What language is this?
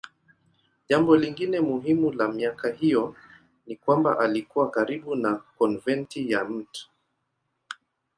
Swahili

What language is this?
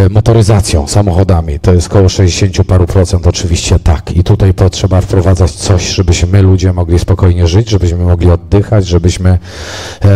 Polish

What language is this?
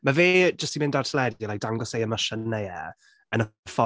Welsh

